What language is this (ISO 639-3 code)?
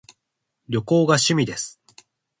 jpn